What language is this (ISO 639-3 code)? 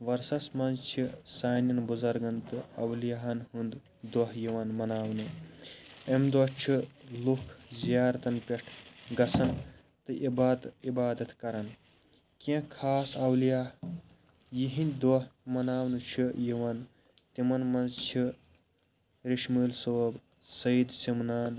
kas